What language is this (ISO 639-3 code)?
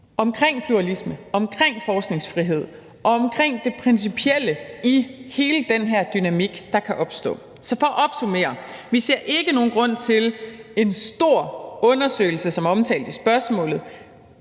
dan